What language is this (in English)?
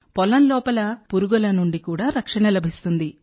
Telugu